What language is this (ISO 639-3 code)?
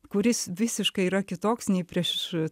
lit